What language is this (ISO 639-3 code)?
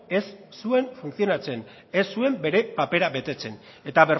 eus